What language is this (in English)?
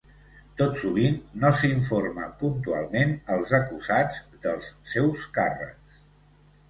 Catalan